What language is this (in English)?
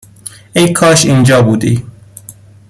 Persian